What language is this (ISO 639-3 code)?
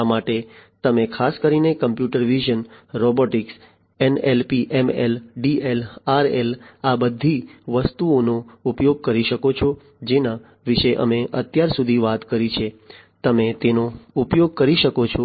guj